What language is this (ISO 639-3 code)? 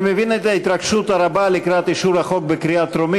heb